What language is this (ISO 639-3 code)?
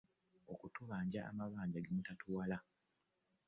lug